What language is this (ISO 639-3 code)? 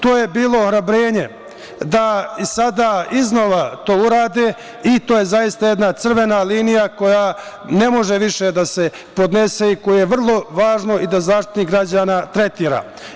srp